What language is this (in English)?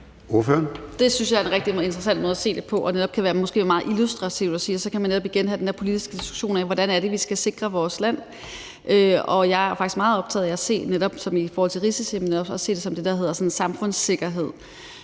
Danish